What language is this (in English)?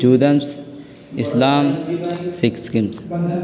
Urdu